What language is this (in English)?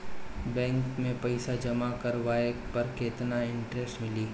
Bhojpuri